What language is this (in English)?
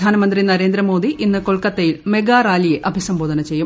Malayalam